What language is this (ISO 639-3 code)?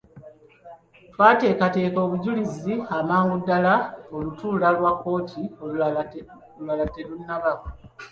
lug